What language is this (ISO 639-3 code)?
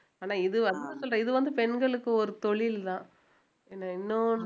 tam